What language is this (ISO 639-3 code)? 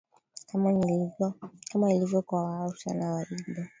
swa